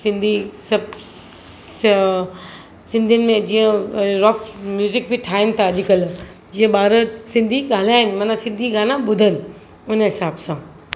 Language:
Sindhi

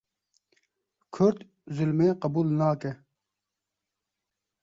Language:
Kurdish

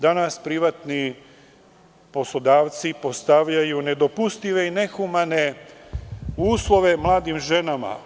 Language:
Serbian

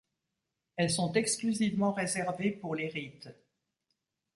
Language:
French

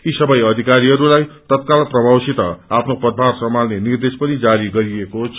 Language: Nepali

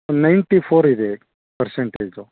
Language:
Kannada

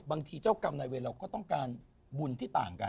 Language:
Thai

